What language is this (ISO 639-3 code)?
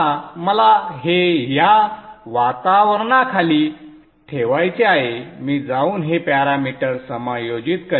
mar